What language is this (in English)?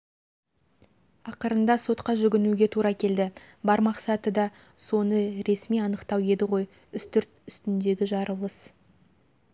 Kazakh